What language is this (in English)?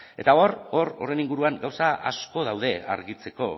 Basque